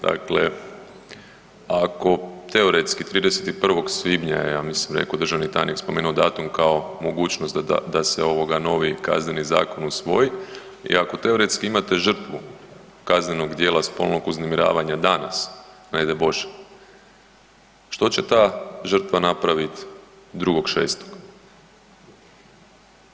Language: Croatian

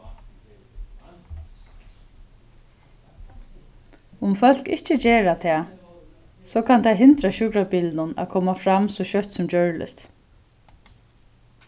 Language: Faroese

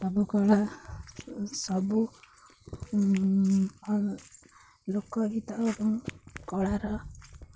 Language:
Odia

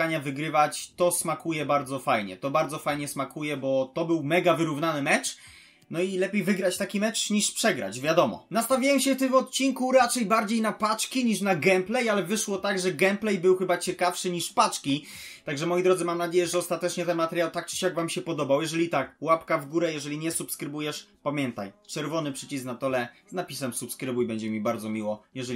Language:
Polish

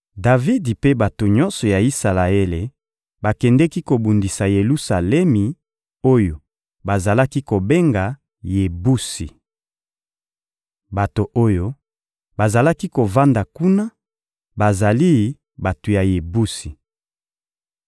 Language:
Lingala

